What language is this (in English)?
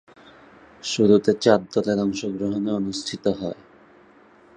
Bangla